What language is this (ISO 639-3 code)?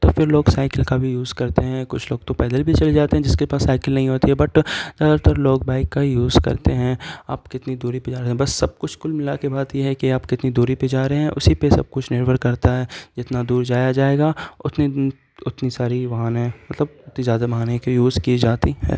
urd